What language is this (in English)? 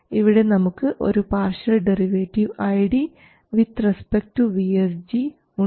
Malayalam